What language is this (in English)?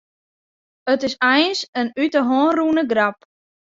Western Frisian